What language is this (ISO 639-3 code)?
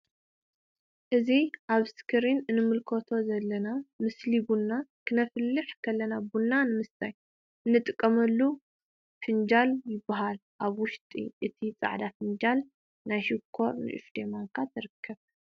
tir